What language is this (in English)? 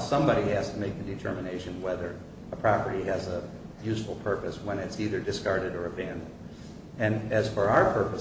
English